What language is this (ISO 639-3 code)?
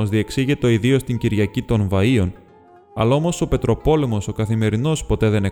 ell